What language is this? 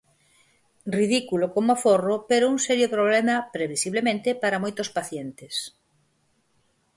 Galician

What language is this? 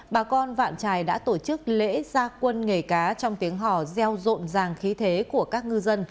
Vietnamese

